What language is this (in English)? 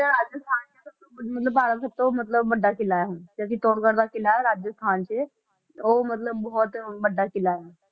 Punjabi